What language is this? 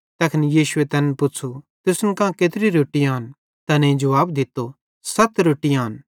Bhadrawahi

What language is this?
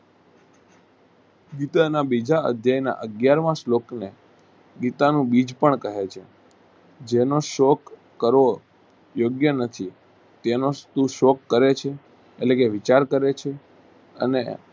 Gujarati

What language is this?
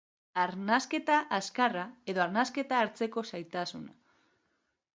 Basque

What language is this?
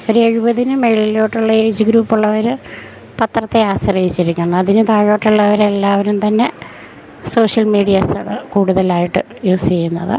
Malayalam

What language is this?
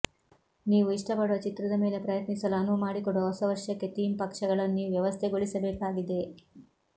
Kannada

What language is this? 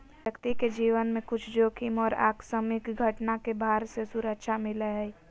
Magahi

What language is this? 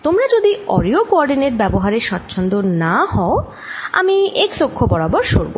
Bangla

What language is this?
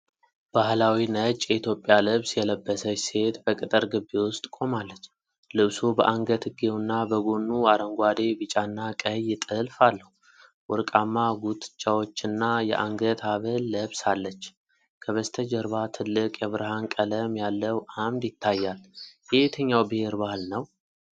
Amharic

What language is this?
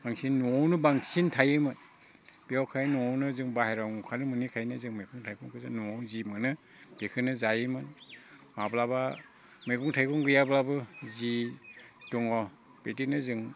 Bodo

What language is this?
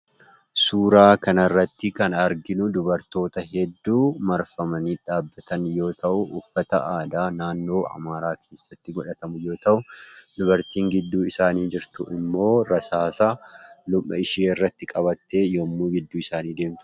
Oromo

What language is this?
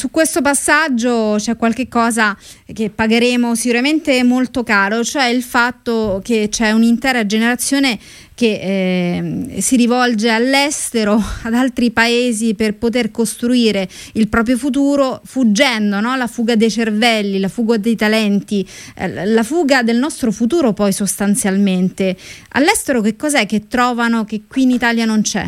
Italian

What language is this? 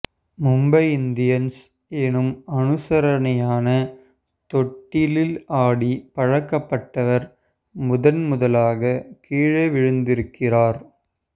Tamil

